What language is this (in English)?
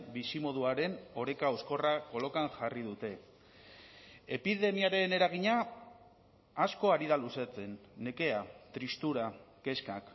Basque